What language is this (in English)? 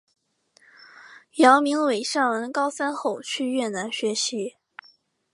Chinese